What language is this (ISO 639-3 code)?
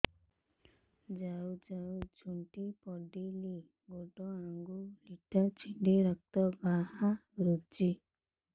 ori